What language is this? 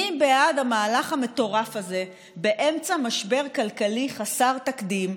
Hebrew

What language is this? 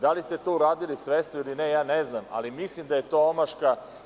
Serbian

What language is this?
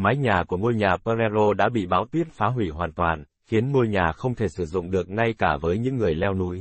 Vietnamese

